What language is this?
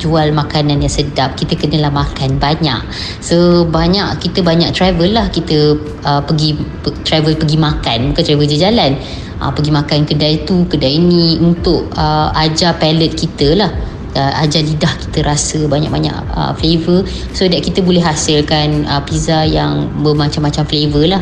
Malay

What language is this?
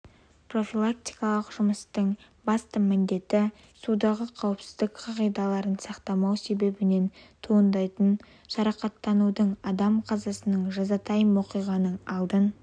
Kazakh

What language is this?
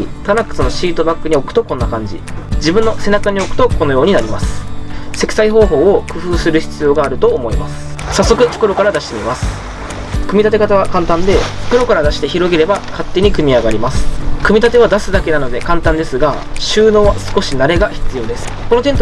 Japanese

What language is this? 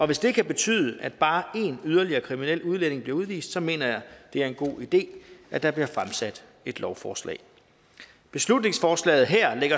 Danish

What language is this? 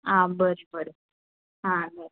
Konkani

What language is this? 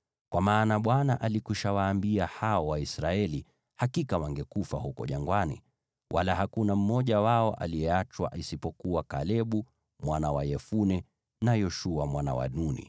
Swahili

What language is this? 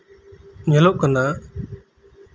Santali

